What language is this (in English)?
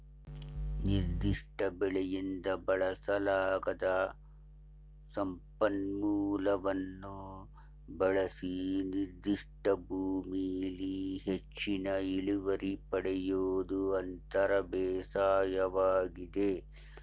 Kannada